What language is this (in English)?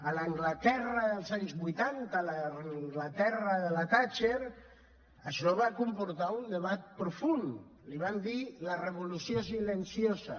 Catalan